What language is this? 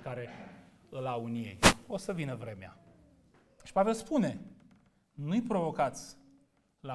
Romanian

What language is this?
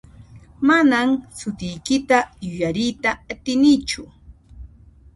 Puno Quechua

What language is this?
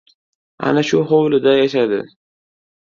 Uzbek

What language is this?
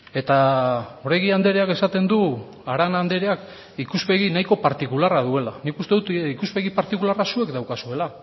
Basque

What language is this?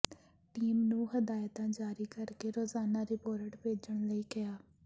Punjabi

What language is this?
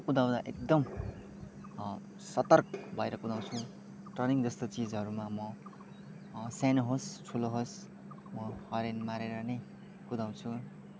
Nepali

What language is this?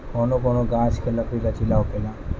Bhojpuri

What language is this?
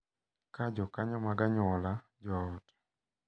Luo (Kenya and Tanzania)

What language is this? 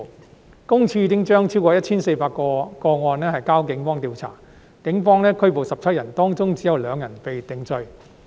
Cantonese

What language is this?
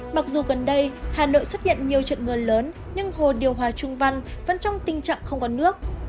Vietnamese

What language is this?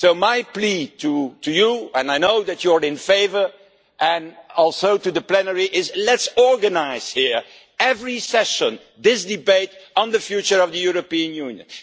English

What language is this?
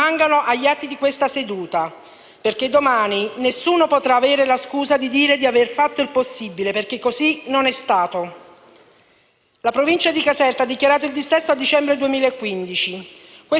Italian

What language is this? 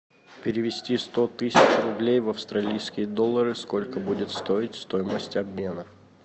Russian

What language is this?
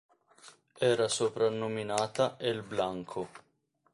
Italian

